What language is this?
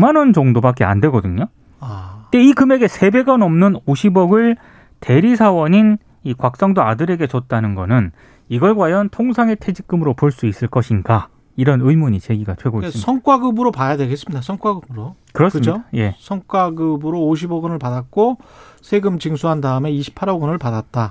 Korean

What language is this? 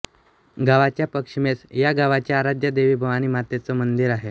Marathi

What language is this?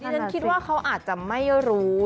Thai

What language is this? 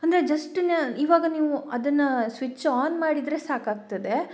Kannada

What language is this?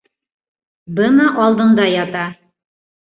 Bashkir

